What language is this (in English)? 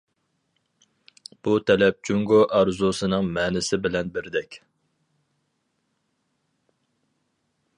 Uyghur